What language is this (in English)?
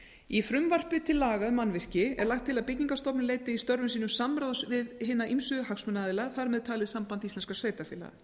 Icelandic